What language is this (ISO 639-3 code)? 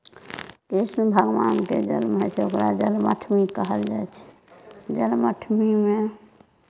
mai